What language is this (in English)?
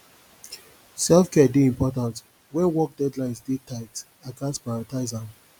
Nigerian Pidgin